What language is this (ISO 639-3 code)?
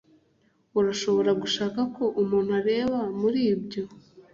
kin